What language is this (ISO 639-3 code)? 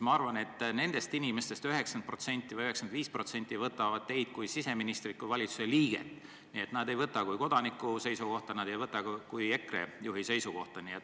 est